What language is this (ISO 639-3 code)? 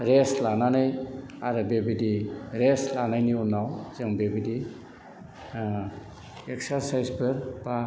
brx